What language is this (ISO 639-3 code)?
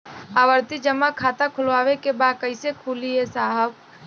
bho